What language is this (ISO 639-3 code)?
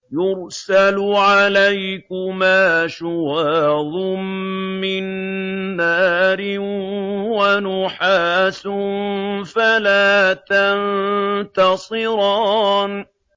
ara